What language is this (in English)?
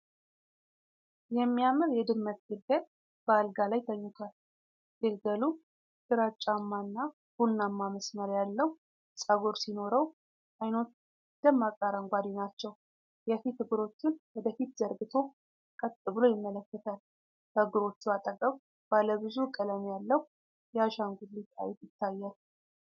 Amharic